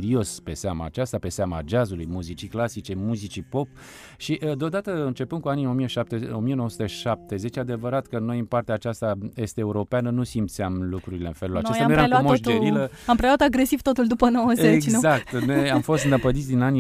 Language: Romanian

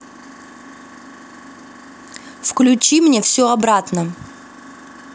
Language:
Russian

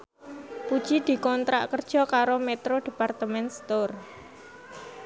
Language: Javanese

